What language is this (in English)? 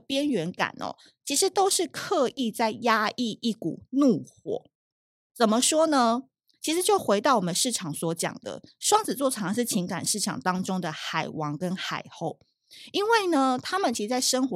Chinese